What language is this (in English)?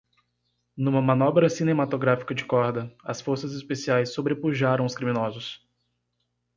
Portuguese